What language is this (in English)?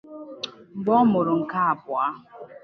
Igbo